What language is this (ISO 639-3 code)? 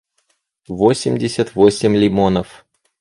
rus